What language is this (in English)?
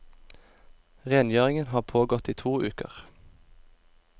Norwegian